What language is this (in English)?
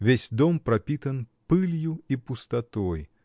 Russian